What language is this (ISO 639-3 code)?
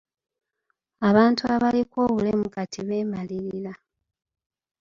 lug